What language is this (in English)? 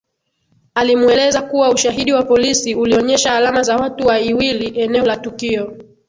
Swahili